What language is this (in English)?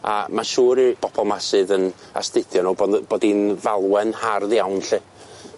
Welsh